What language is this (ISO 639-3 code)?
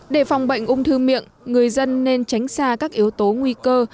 vie